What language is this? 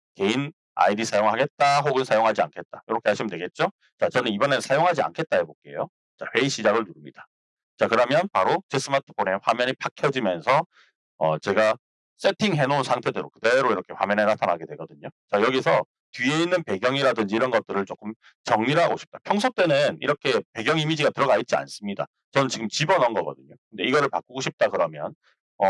Korean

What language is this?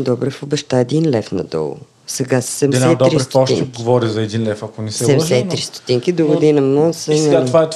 Bulgarian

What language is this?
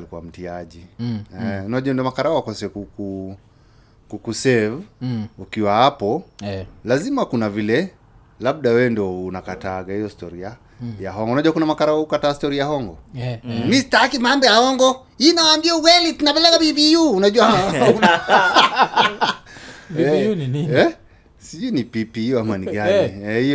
Swahili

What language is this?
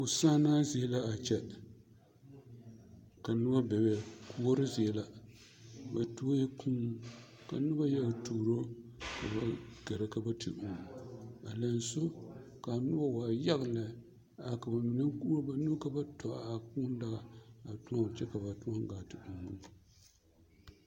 Southern Dagaare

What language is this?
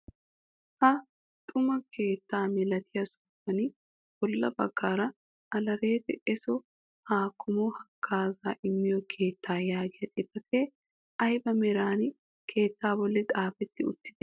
Wolaytta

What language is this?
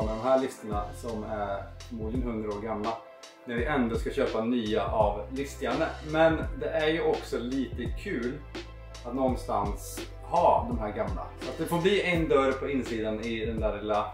Swedish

